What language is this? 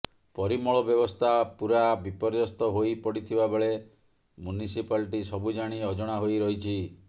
Odia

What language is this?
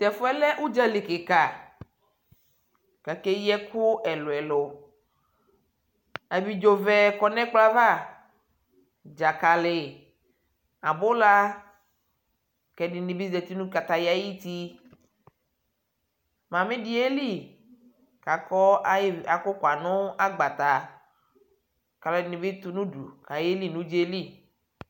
Ikposo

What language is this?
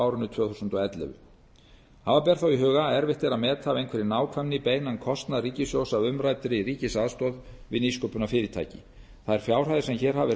Icelandic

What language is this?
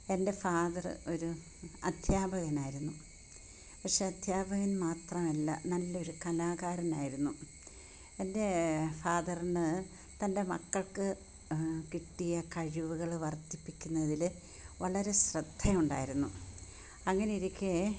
Malayalam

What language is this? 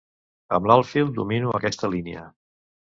Catalan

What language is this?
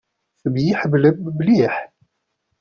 Kabyle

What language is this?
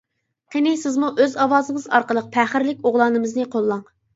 Uyghur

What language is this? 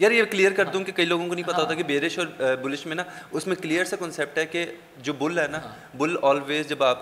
Urdu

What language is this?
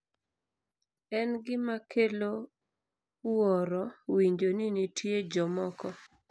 Luo (Kenya and Tanzania)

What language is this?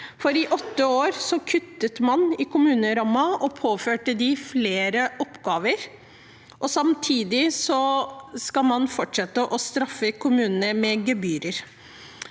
Norwegian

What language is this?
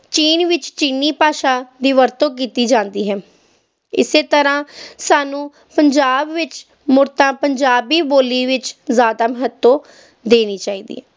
Punjabi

